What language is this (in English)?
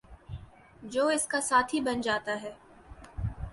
Urdu